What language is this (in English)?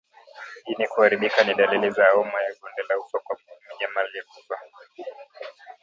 Swahili